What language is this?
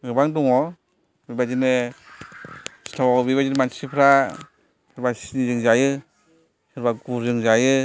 Bodo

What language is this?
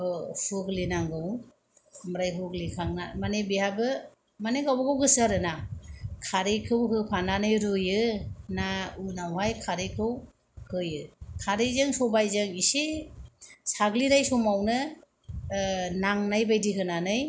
Bodo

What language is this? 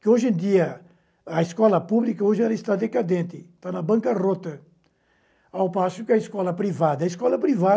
Portuguese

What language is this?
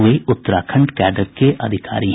Hindi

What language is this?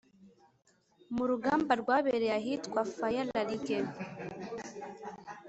Kinyarwanda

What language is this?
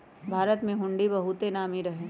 Magahi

